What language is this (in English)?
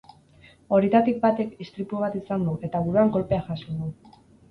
Basque